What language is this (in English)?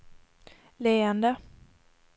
Swedish